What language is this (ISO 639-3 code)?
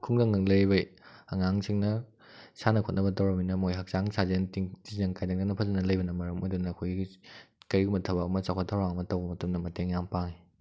mni